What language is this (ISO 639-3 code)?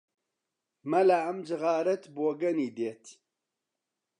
ckb